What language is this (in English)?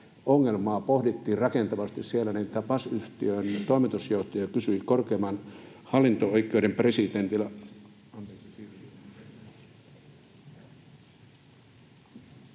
Finnish